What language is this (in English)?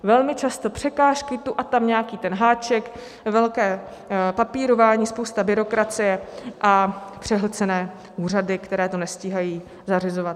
Czech